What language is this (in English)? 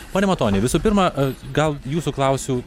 Lithuanian